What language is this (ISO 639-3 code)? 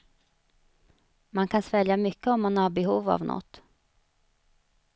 swe